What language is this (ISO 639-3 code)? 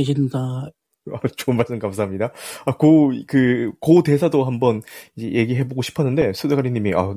kor